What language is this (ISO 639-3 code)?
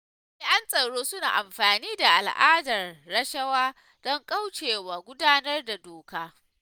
hau